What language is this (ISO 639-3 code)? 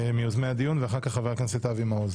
heb